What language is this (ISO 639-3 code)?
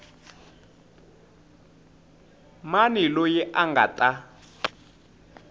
tso